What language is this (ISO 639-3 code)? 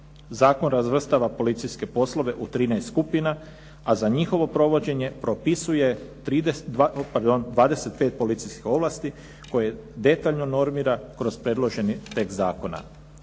hrv